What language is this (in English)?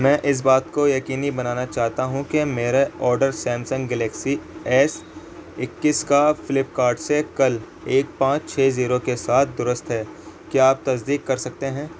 Urdu